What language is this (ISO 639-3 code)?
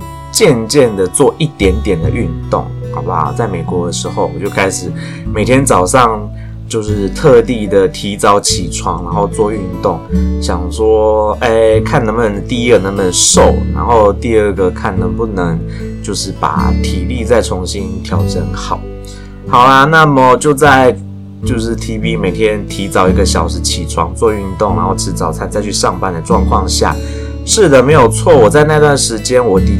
zho